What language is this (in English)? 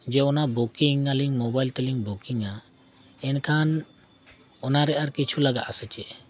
Santali